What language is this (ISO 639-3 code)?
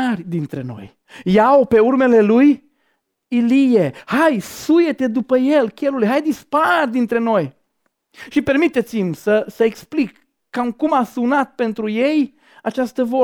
ron